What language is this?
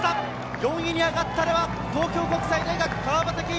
Japanese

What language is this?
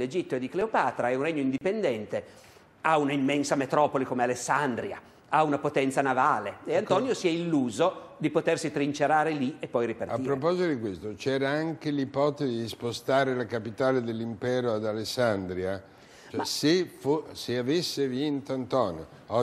Italian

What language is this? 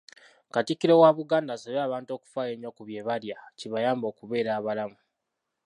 Ganda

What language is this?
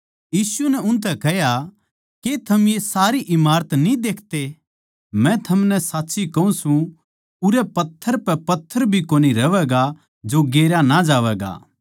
Haryanvi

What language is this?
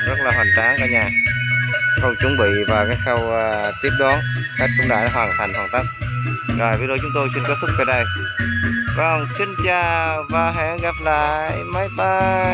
Vietnamese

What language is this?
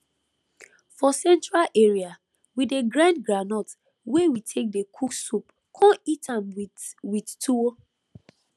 Nigerian Pidgin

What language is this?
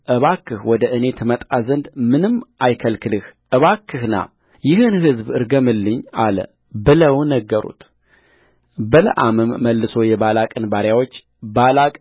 Amharic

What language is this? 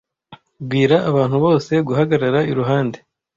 Kinyarwanda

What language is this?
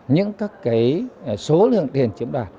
Vietnamese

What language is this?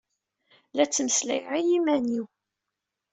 Kabyle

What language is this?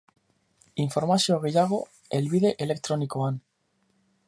Basque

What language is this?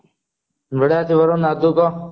Odia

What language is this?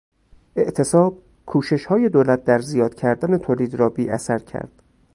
Persian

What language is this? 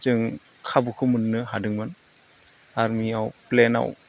Bodo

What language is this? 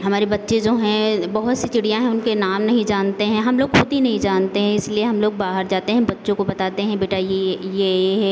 Hindi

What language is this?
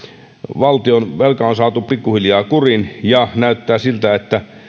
Finnish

